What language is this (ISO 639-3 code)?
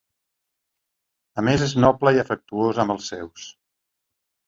cat